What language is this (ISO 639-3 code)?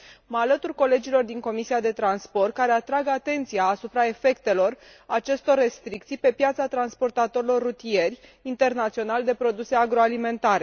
ron